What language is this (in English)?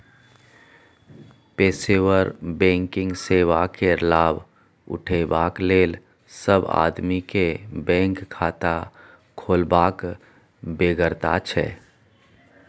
Maithili